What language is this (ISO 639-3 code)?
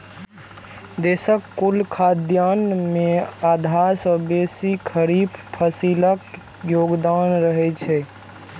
mai